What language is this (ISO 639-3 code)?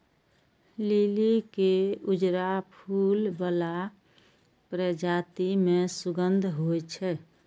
mai